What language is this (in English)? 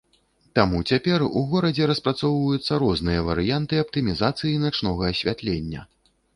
Belarusian